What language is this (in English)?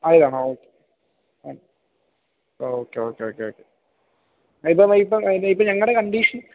Malayalam